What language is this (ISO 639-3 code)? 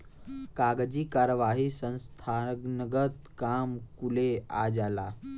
bho